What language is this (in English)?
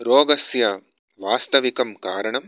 Sanskrit